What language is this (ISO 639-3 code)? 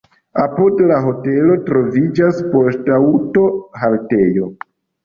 epo